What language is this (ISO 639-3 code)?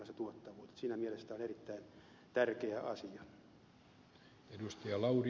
fin